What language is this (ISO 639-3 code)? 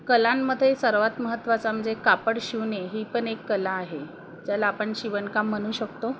mar